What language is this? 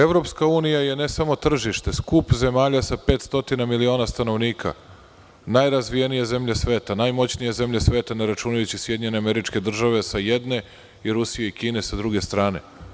Serbian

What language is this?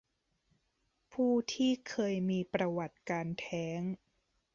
Thai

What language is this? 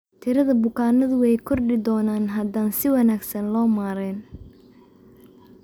Somali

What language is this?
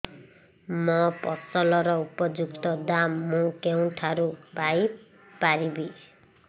Odia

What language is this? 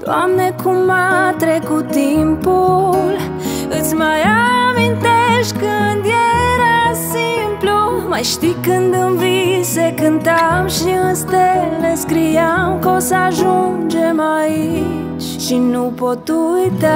Romanian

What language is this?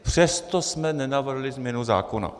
Czech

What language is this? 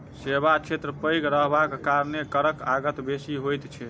Maithili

